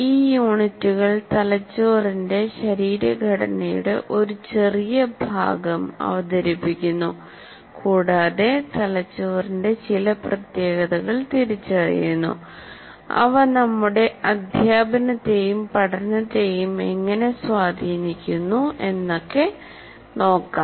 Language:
Malayalam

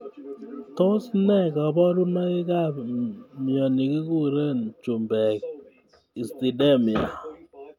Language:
Kalenjin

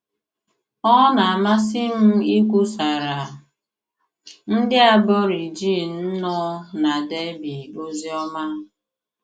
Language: Igbo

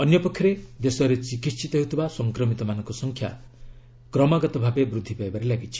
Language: Odia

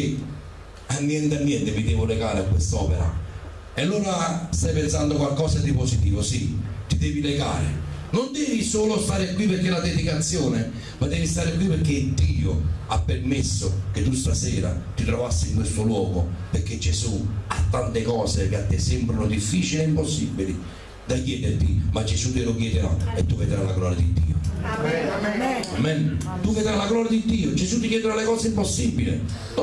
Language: Italian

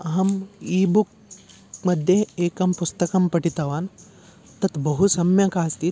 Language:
Sanskrit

